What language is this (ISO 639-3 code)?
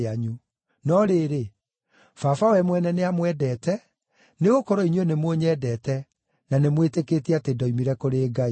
kik